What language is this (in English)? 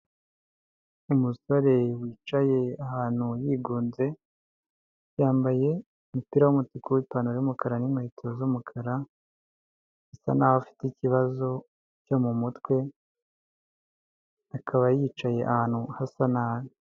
Kinyarwanda